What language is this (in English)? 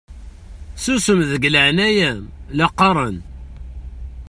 Kabyle